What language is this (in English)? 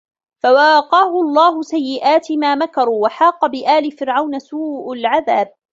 Arabic